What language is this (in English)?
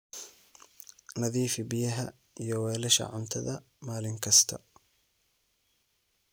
Somali